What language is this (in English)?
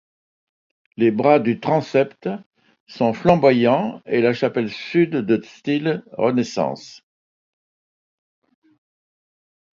French